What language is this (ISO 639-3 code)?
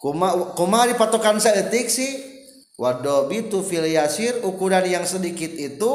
ind